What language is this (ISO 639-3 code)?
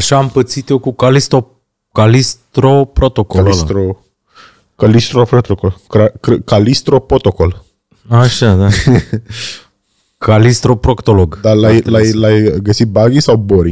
ron